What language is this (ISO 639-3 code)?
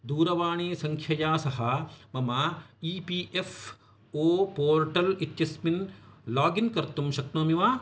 san